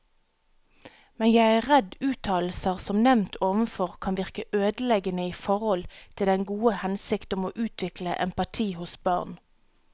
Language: Norwegian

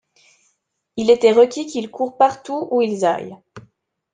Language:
French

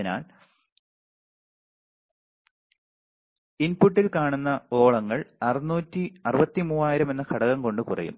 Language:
Malayalam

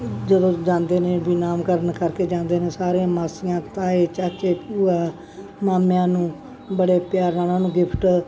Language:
Punjabi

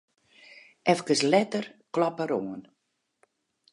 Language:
Western Frisian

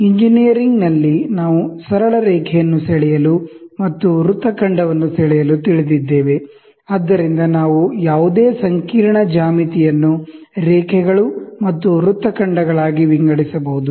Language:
Kannada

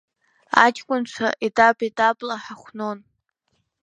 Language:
Abkhazian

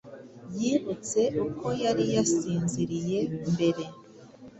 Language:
Kinyarwanda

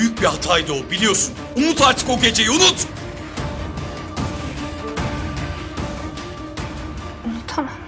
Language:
Turkish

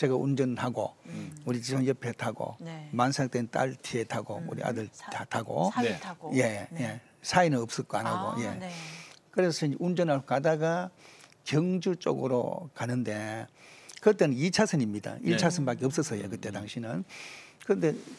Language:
Korean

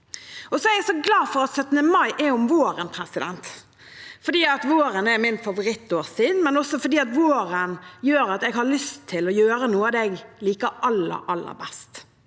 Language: Norwegian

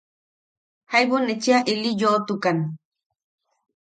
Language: Yaqui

